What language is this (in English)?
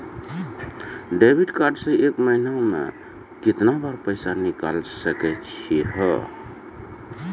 Maithili